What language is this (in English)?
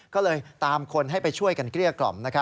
Thai